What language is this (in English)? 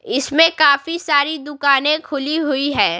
Hindi